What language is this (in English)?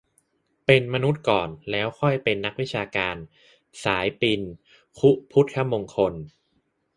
Thai